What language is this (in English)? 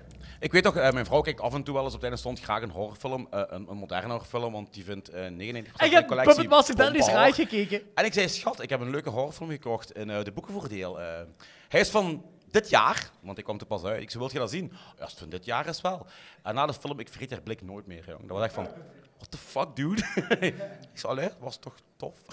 Dutch